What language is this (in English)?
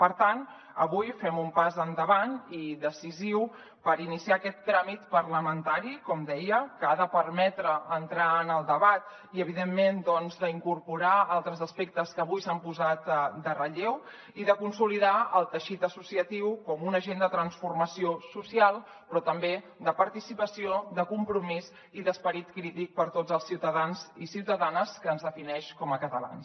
Catalan